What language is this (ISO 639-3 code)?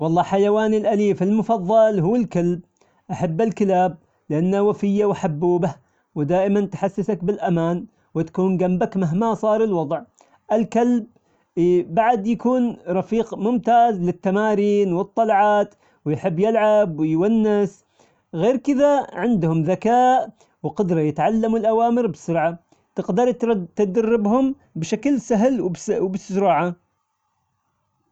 acx